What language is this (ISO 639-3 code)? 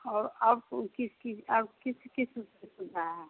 hin